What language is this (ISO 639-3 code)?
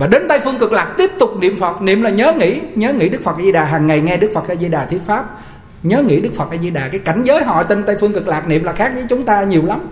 vie